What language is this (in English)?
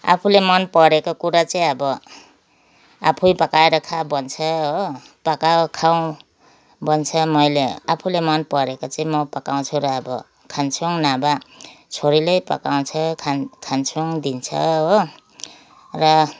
Nepali